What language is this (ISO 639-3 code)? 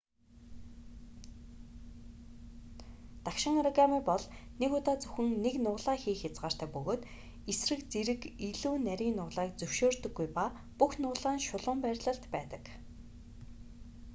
mon